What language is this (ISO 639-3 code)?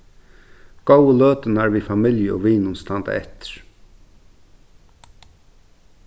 fao